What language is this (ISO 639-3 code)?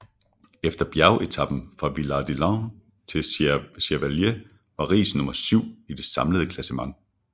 dan